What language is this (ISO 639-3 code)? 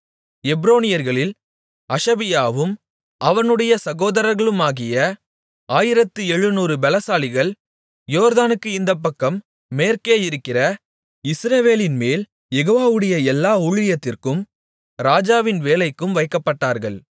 tam